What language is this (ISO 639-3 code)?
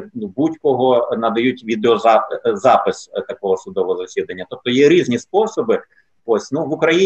ukr